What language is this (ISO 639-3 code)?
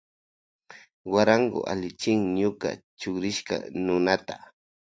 qvj